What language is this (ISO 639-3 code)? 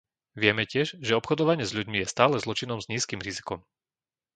slk